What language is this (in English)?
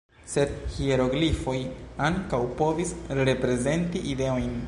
Esperanto